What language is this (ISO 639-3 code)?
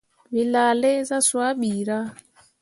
mua